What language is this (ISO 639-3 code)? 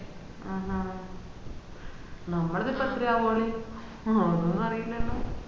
mal